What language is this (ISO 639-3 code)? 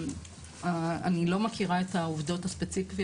heb